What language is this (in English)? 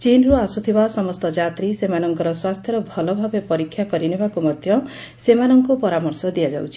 Odia